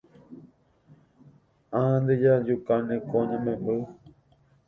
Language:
Guarani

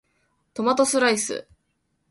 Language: Japanese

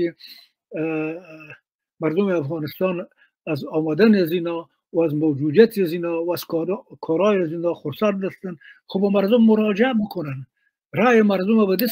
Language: Persian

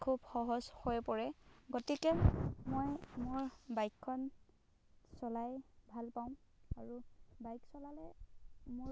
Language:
Assamese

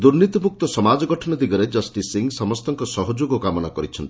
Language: Odia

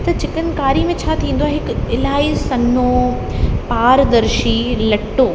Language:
Sindhi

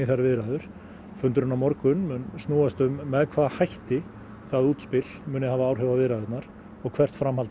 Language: Icelandic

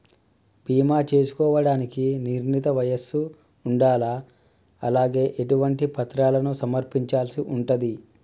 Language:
Telugu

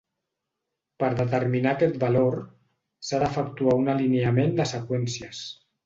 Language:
Catalan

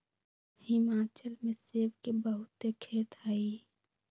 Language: Magahi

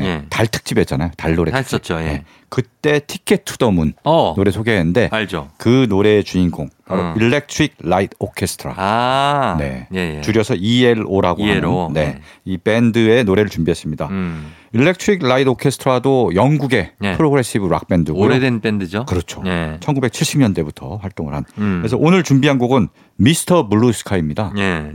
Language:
Korean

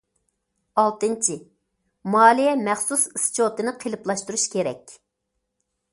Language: Uyghur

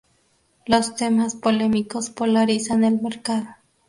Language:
Spanish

